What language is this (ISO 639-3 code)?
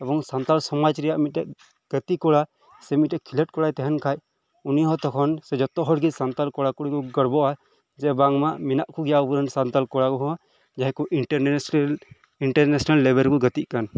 sat